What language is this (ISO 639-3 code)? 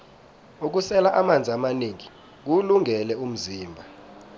nbl